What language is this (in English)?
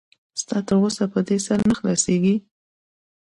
Pashto